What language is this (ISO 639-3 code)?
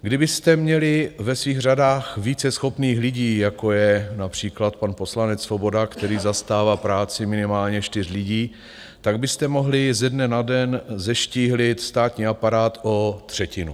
ces